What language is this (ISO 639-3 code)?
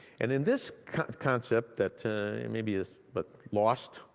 eng